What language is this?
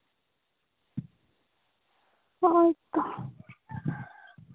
Santali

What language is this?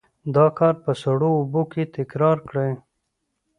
Pashto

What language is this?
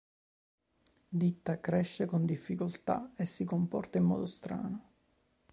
Italian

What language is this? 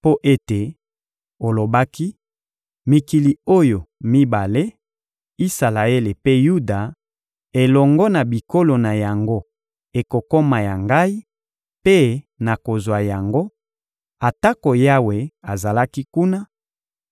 Lingala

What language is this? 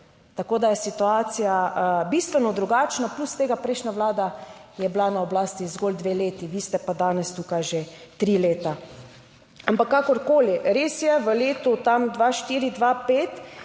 Slovenian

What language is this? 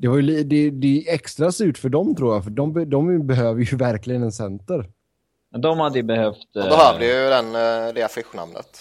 Swedish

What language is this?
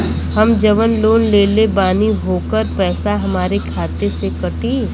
Bhojpuri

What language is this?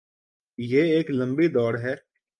Urdu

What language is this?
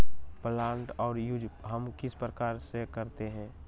Magahi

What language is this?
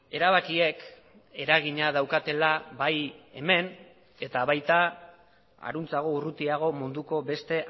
Basque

